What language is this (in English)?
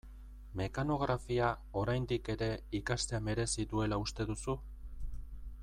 Basque